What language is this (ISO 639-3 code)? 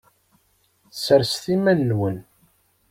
kab